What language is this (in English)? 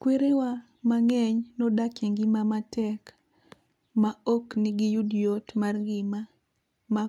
Luo (Kenya and Tanzania)